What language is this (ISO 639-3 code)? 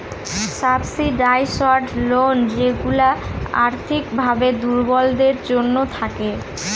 ben